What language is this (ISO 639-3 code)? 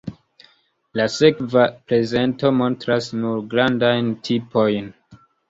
epo